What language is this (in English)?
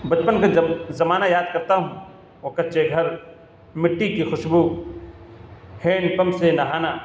Urdu